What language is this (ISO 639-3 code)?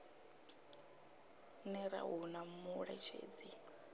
ven